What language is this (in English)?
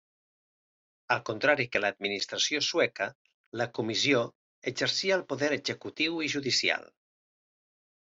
Catalan